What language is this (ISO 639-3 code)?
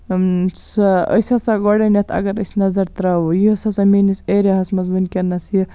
kas